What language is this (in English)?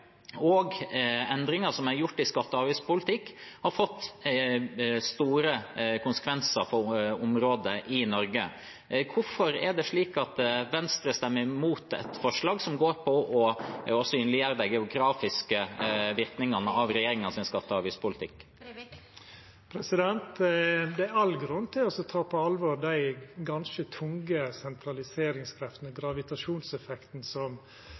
Norwegian